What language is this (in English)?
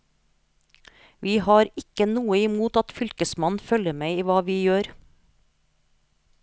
Norwegian